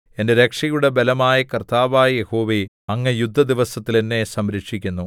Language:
Malayalam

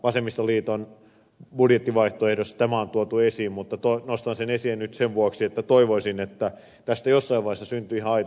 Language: Finnish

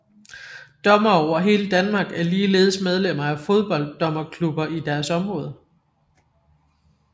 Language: Danish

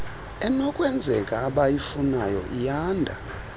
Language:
Xhosa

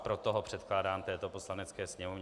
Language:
Czech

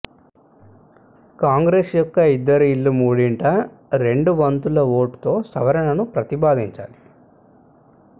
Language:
Telugu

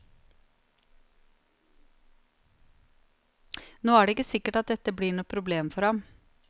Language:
Norwegian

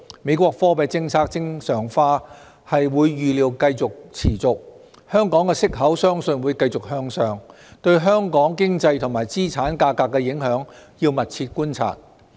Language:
Cantonese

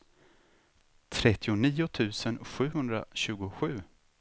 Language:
Swedish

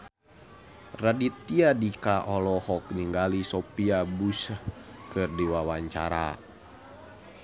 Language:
Sundanese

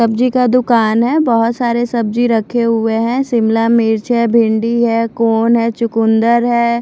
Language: Hindi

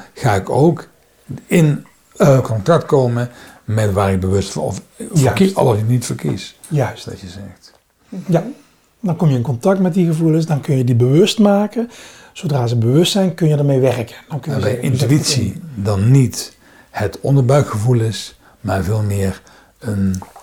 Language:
Dutch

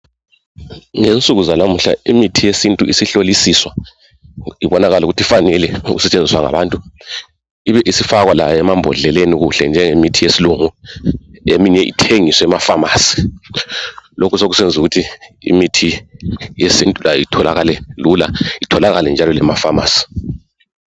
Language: North Ndebele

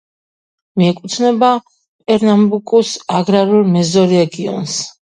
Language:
Georgian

